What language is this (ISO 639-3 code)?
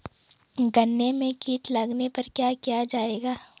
hin